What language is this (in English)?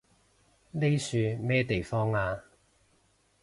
Cantonese